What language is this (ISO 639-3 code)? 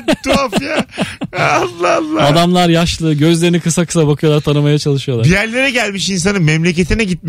tur